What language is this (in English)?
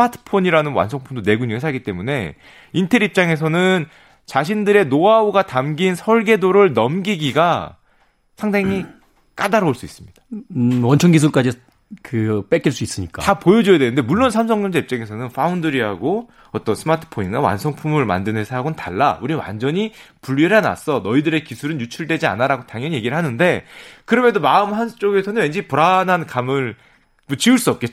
Korean